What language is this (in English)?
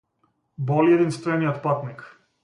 Macedonian